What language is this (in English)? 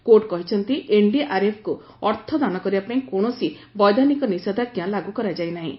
Odia